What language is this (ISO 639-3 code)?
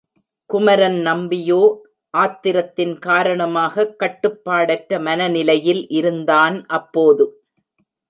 tam